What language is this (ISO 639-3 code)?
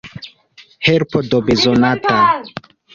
epo